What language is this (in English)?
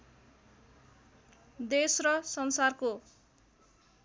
Nepali